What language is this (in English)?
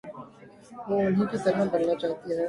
Urdu